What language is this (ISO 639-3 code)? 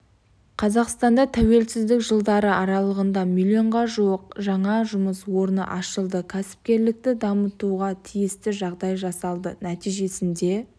kaz